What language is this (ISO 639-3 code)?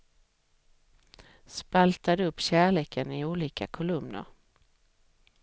swe